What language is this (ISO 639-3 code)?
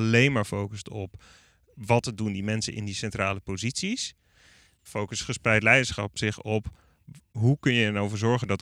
nld